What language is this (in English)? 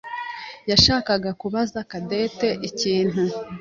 Kinyarwanda